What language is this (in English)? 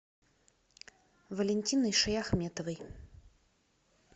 Russian